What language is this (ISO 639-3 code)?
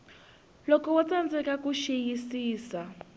tso